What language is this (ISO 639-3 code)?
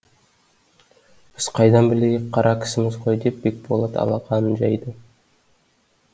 kaz